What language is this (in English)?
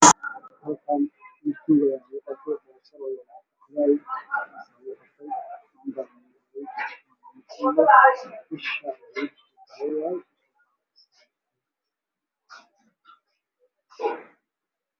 Somali